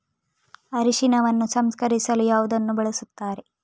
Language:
Kannada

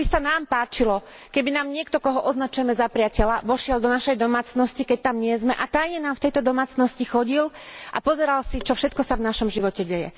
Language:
Slovak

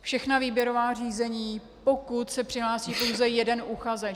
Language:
Czech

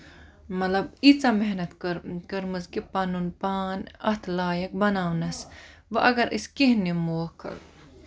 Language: Kashmiri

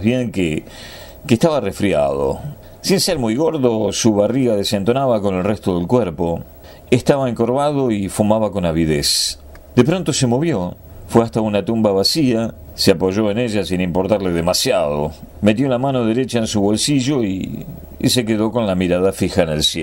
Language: Spanish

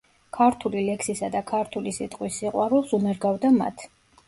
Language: Georgian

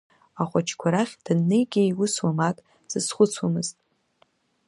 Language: Abkhazian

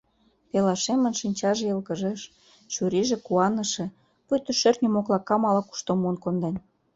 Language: Mari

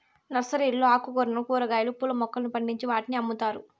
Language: Telugu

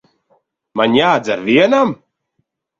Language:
Latvian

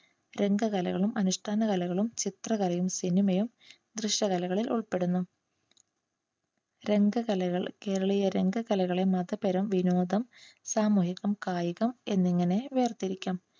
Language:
Malayalam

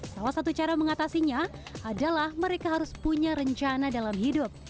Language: Indonesian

